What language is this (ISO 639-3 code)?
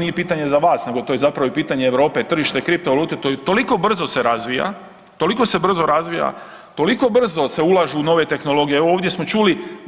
hrv